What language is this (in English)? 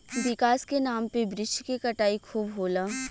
Bhojpuri